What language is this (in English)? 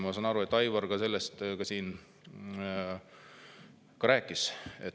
Estonian